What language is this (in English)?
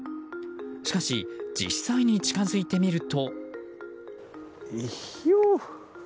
Japanese